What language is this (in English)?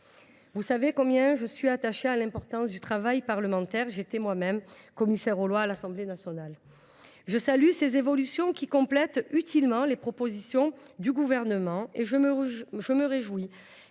French